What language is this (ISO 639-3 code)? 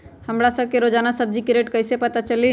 mag